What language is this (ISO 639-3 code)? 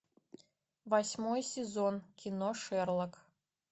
rus